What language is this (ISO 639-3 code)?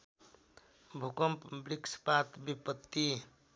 nep